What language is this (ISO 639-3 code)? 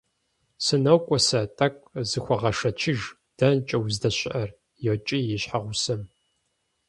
kbd